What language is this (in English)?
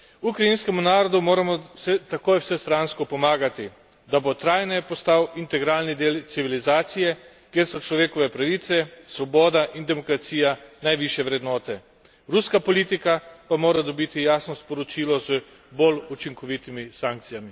Slovenian